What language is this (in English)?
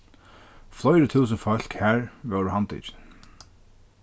Faroese